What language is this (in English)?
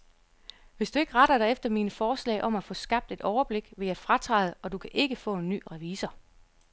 Danish